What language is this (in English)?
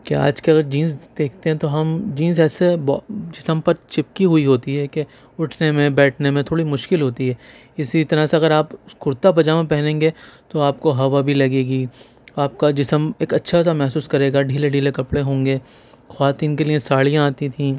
Urdu